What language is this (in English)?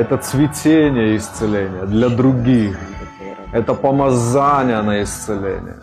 Russian